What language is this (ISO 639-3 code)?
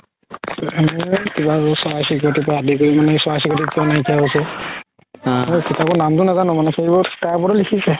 asm